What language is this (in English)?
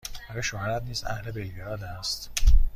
Persian